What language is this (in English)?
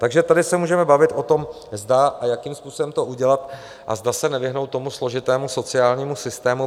Czech